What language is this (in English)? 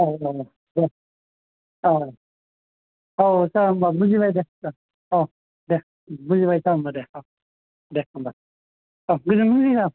Bodo